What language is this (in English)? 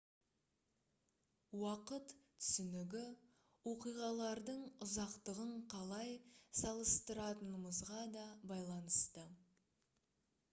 Kazakh